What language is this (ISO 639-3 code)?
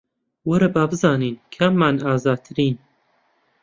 ckb